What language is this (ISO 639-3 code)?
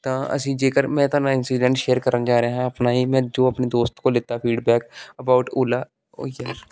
pan